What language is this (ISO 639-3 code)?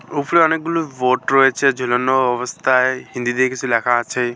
ben